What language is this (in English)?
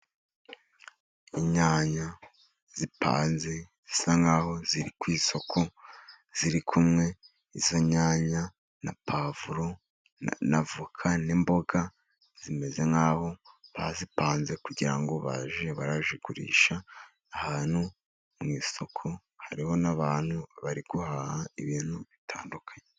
Kinyarwanda